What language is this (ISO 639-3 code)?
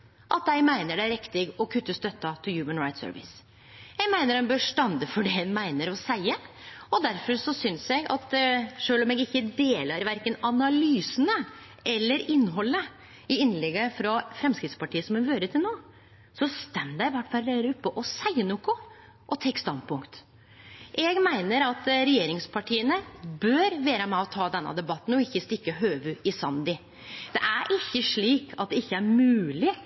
nno